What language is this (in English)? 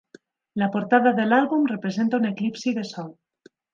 Catalan